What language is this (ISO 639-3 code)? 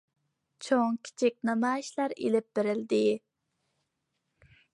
uig